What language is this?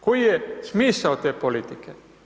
Croatian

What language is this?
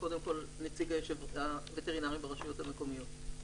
Hebrew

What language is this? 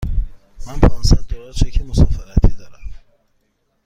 Persian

